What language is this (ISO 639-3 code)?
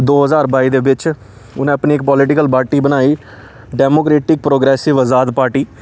doi